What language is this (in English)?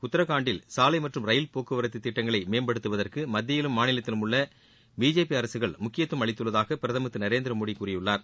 Tamil